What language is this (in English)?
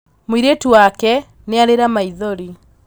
Kikuyu